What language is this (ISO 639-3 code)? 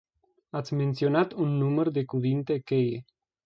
ron